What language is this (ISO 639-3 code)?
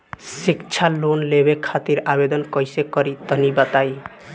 bho